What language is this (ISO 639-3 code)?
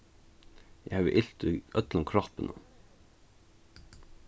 fao